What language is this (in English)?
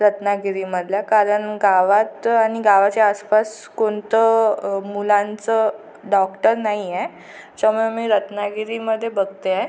Marathi